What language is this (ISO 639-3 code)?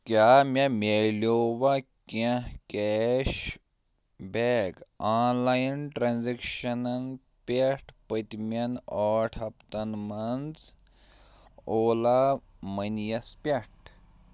kas